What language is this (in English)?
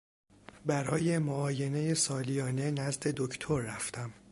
Persian